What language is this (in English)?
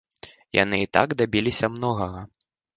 Belarusian